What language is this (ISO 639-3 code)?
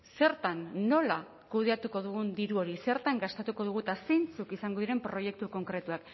eus